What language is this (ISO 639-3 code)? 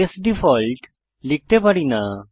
ben